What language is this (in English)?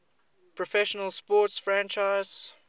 English